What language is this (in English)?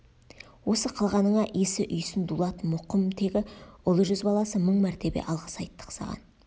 Kazakh